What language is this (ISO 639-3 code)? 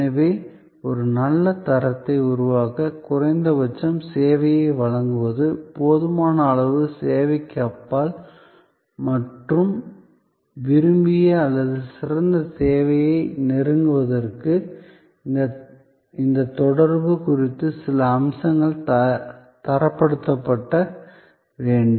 tam